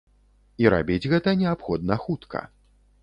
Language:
Belarusian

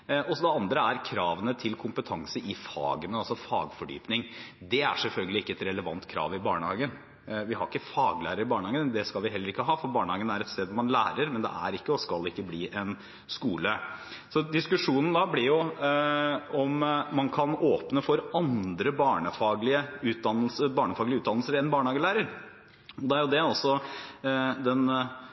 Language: Norwegian Bokmål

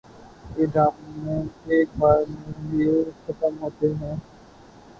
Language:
Urdu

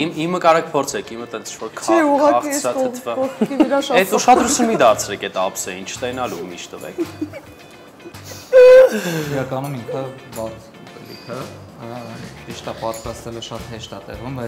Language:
Romanian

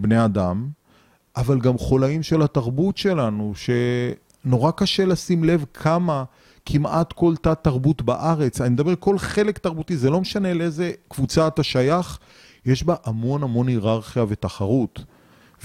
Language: Hebrew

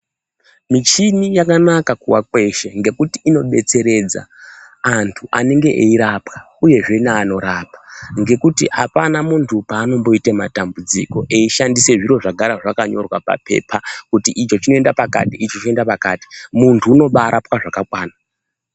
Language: Ndau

